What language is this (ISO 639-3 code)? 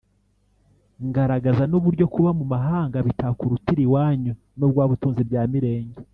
kin